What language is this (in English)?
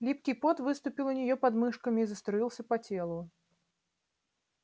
Russian